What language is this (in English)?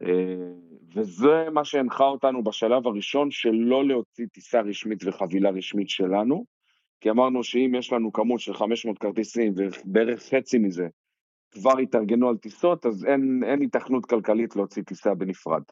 Hebrew